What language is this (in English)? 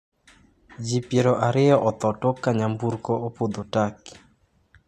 Luo (Kenya and Tanzania)